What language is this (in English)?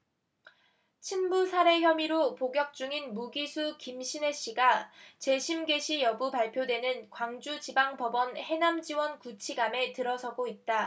Korean